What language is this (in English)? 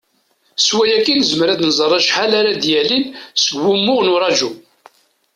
Kabyle